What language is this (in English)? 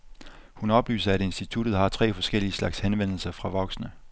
Danish